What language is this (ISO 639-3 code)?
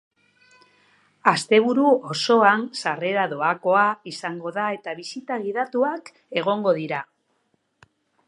eus